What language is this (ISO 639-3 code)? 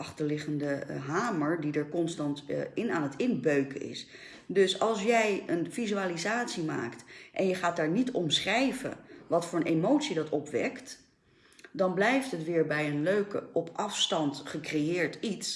nld